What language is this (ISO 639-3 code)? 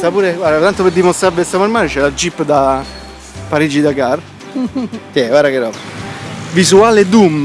ita